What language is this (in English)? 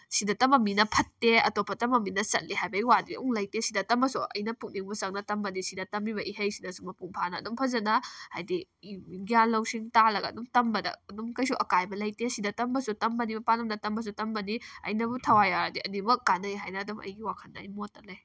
Manipuri